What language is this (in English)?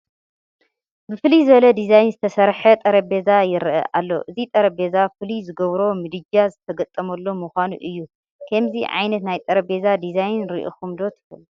Tigrinya